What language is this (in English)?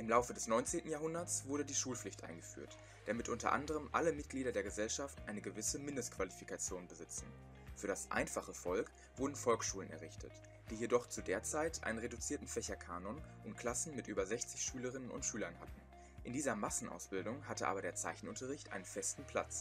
German